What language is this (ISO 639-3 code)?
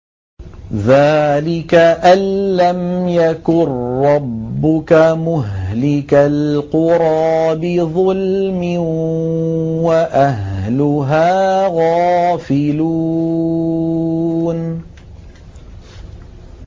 ara